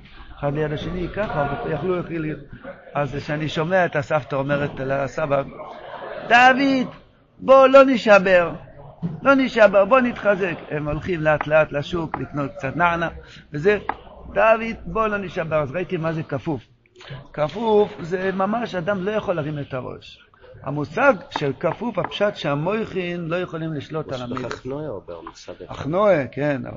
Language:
Hebrew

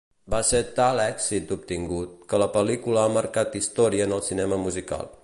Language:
Catalan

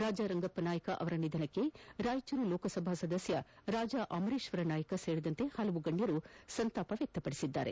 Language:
Kannada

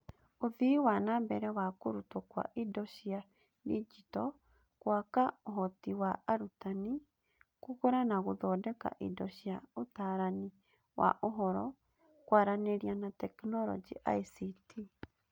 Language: Kikuyu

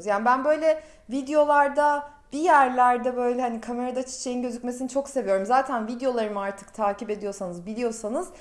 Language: Turkish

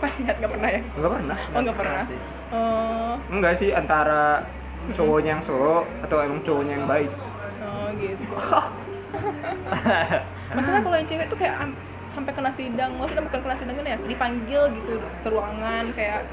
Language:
Indonesian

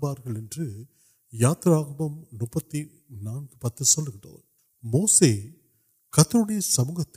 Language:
Urdu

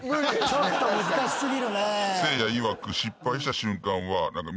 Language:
Japanese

